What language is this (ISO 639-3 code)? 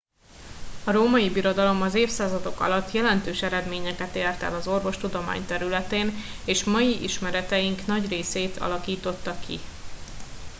hun